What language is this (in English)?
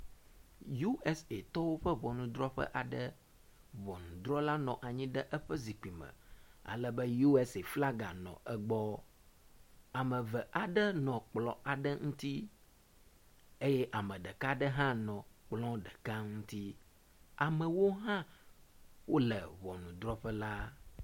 Ewe